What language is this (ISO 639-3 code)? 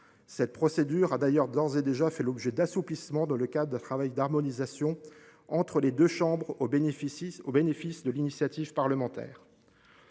fra